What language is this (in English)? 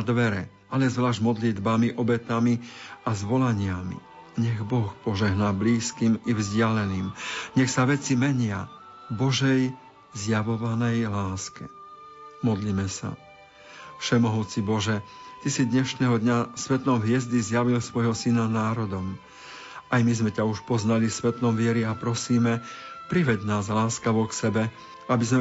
Slovak